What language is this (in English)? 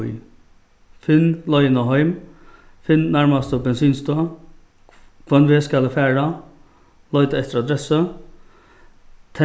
Faroese